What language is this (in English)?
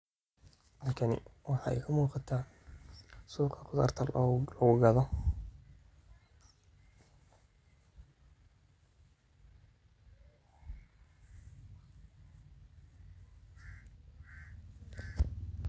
Somali